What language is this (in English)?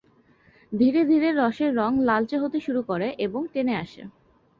Bangla